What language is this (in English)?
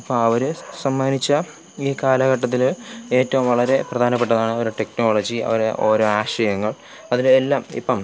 Malayalam